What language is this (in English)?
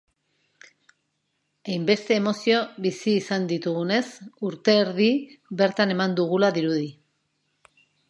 Basque